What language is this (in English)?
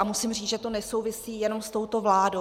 Czech